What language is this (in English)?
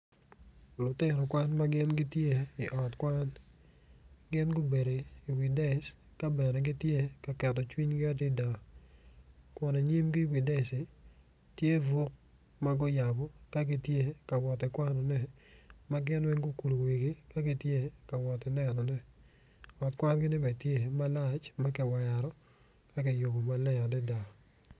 Acoli